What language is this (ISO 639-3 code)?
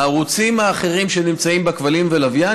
heb